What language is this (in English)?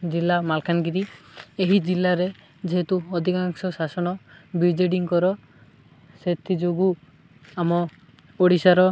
Odia